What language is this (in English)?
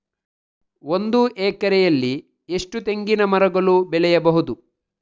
Kannada